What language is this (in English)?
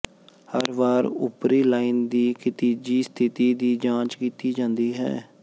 Punjabi